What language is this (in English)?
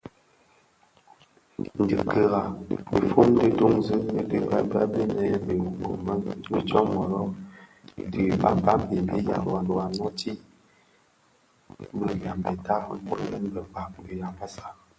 Bafia